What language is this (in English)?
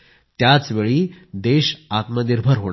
Marathi